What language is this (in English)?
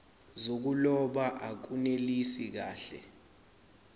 Zulu